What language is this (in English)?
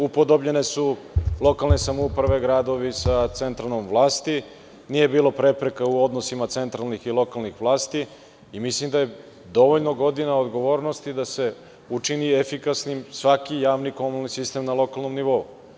Serbian